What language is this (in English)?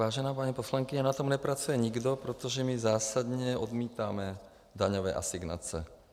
Czech